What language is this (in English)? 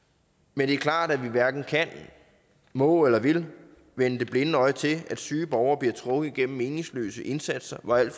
Danish